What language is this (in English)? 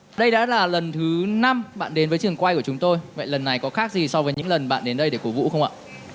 Vietnamese